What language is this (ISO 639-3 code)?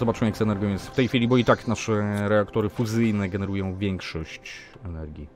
pol